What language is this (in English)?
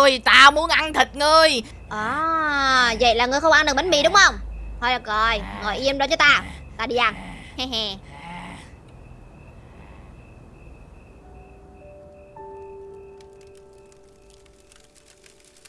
Vietnamese